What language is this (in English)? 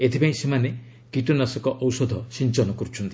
Odia